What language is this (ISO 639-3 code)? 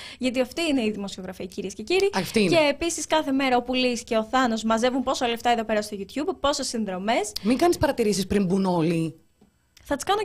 ell